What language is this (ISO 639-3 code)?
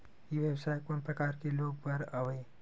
hne